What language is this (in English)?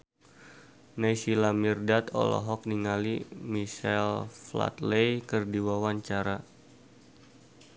Sundanese